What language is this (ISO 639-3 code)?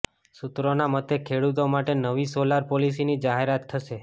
guj